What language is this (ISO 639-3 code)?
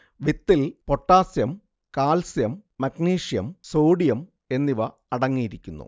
mal